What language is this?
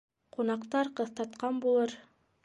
Bashkir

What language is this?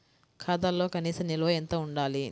Telugu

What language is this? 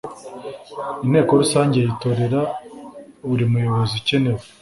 Kinyarwanda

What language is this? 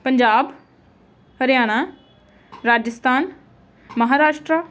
Punjabi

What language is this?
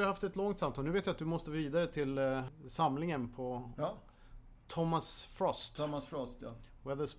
Swedish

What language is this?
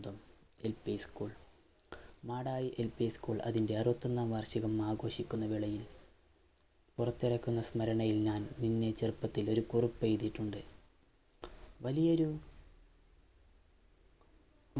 Malayalam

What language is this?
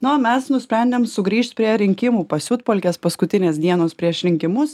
Lithuanian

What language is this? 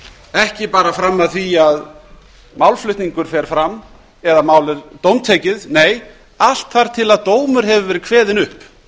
Icelandic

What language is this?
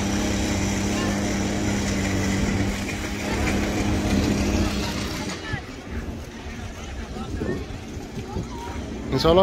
Indonesian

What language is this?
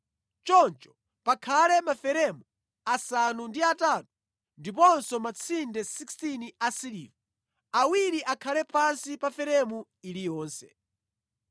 Nyanja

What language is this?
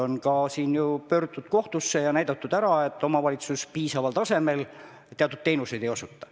Estonian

